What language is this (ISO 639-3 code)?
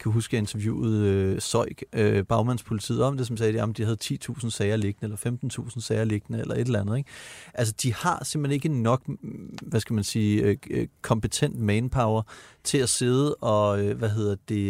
dan